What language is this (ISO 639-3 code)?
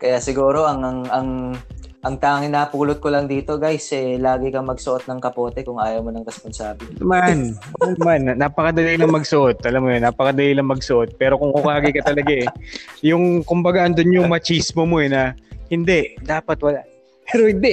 fil